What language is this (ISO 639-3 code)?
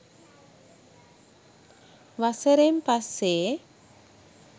sin